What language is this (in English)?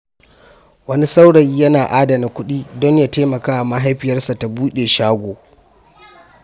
Hausa